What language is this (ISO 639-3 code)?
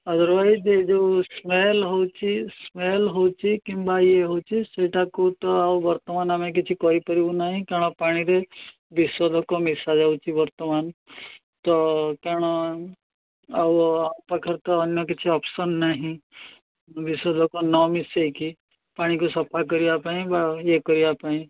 ori